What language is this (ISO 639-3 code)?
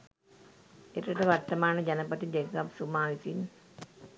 sin